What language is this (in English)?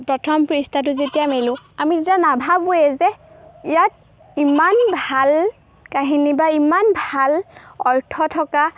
Assamese